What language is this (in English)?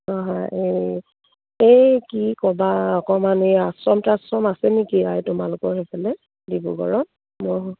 Assamese